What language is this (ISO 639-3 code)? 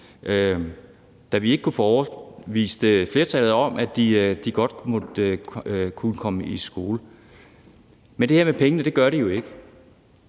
dan